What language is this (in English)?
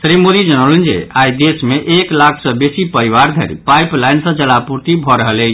Maithili